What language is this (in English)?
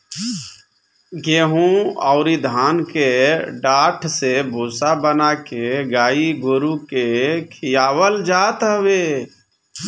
Bhojpuri